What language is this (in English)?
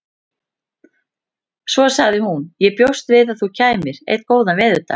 Icelandic